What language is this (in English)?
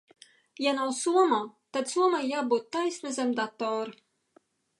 Latvian